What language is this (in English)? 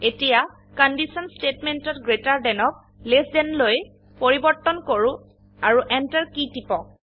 Assamese